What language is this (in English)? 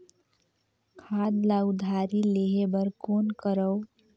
Chhattisgarhi